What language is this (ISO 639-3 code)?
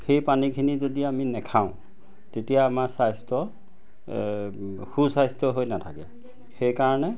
asm